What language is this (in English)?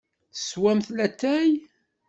Kabyle